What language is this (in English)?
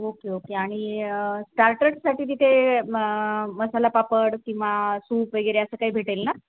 Marathi